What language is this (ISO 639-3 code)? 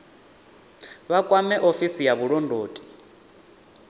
ven